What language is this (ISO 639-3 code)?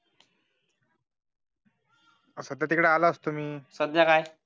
mar